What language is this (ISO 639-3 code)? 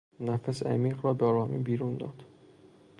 fas